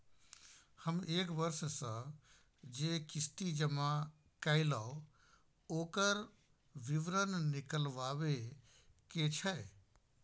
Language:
Maithili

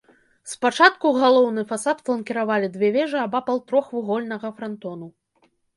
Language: Belarusian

